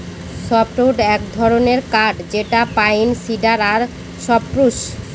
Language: Bangla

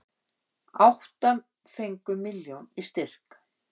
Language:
Icelandic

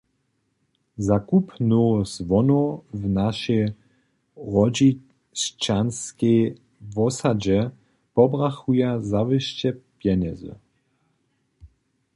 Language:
Upper Sorbian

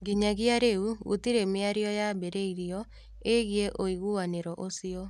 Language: Kikuyu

